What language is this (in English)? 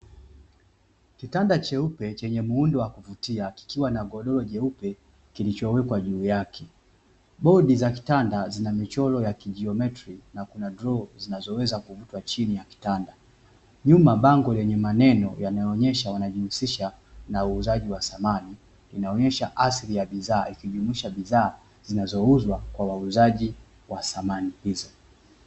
Swahili